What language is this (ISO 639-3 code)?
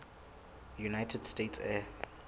sot